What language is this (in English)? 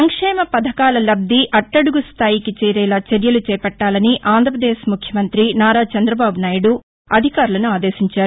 Telugu